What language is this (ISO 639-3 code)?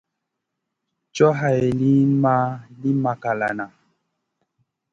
mcn